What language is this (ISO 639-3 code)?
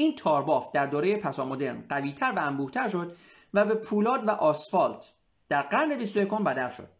fas